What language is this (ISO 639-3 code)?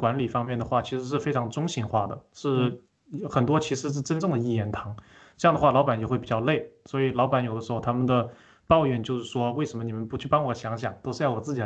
zho